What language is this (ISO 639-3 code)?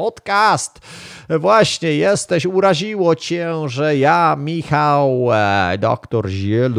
pol